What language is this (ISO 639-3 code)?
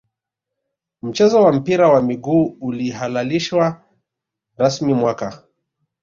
swa